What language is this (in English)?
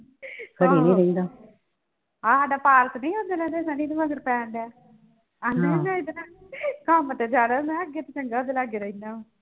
Punjabi